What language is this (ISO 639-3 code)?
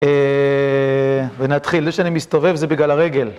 heb